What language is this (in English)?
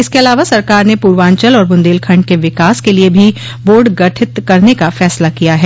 Hindi